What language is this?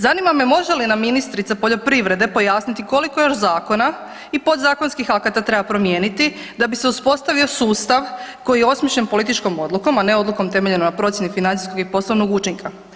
Croatian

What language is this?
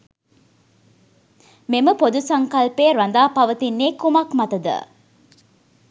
Sinhala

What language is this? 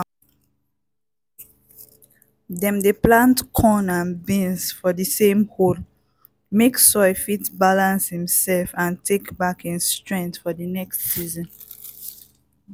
Nigerian Pidgin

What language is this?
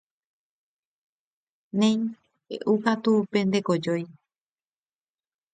Guarani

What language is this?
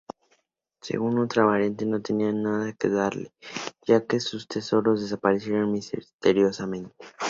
Spanish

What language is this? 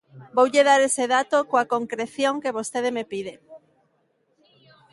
Galician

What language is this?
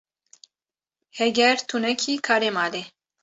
Kurdish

